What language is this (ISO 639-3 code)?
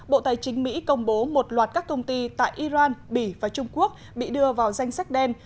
vie